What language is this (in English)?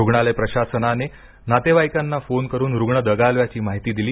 Marathi